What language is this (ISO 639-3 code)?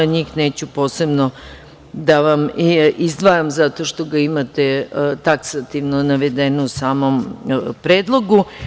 srp